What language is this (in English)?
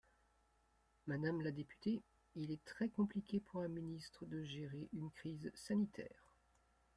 French